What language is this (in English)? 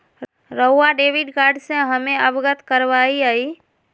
Magahi